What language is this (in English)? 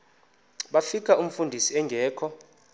Xhosa